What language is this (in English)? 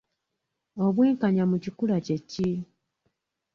Ganda